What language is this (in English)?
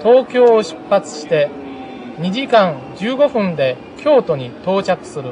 Japanese